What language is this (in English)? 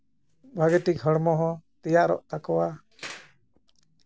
Santali